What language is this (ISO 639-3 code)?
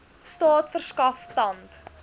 afr